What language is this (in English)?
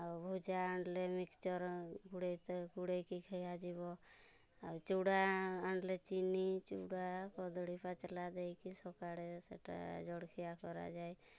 Odia